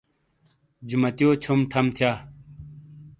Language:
Shina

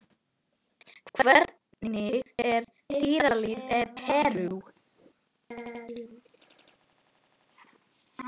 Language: Icelandic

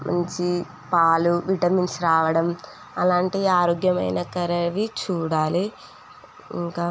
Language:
Telugu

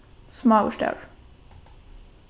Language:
Faroese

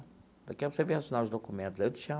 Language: Portuguese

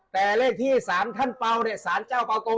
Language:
Thai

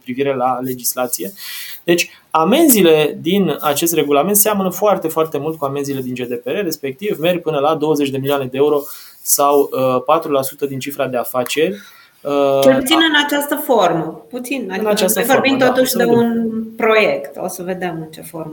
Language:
Romanian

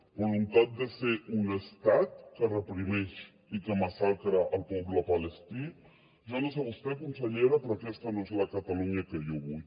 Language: Catalan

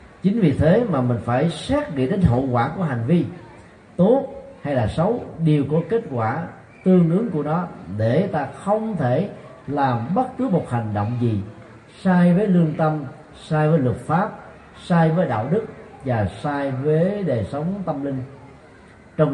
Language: Vietnamese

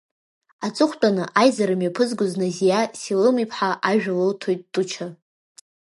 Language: Abkhazian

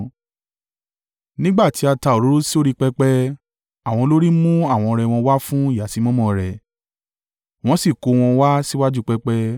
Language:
Yoruba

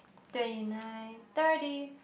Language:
English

